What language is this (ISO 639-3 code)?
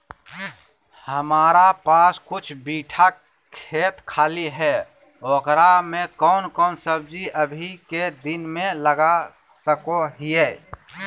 mag